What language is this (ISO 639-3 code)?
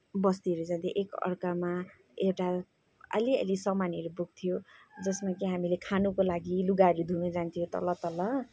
nep